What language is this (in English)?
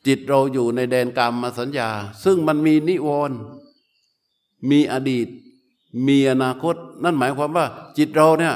Thai